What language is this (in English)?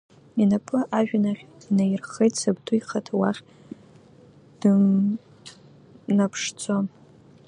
Abkhazian